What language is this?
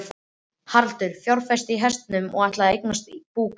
Icelandic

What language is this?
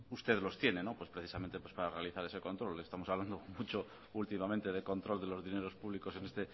Spanish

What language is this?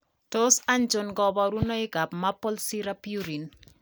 Kalenjin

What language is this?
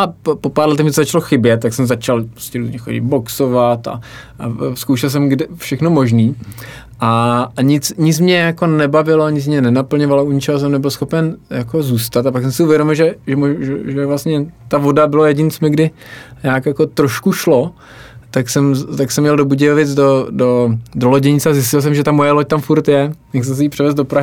Czech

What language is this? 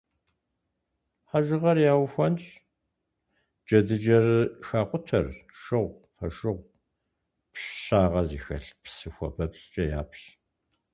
Kabardian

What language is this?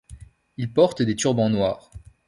French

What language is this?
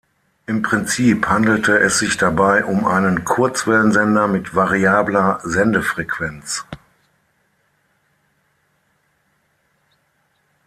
German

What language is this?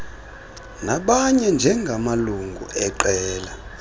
Xhosa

